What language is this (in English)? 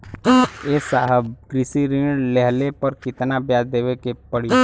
Bhojpuri